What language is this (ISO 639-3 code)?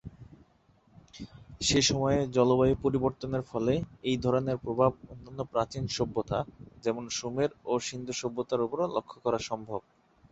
ben